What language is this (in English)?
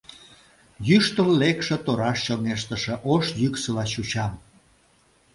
Mari